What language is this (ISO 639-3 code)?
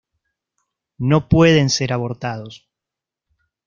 spa